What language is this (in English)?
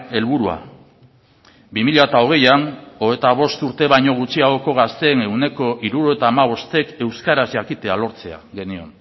Basque